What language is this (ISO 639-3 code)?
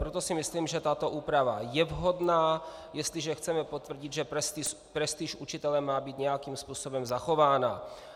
ces